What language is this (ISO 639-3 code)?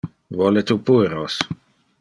ina